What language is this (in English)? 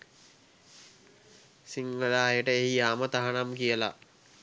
Sinhala